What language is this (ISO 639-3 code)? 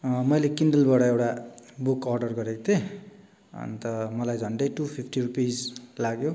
nep